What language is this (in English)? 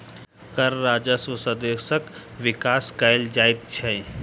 Maithili